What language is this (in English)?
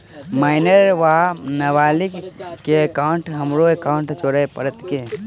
Maithili